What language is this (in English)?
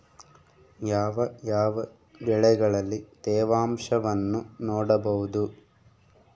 Kannada